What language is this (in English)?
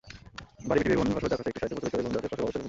Bangla